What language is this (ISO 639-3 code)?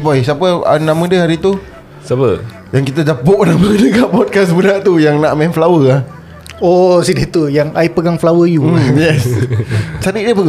msa